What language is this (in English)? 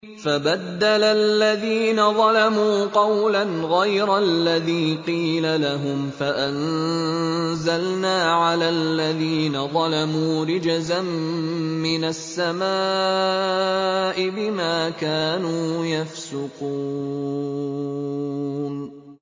Arabic